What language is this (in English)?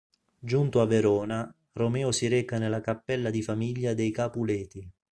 Italian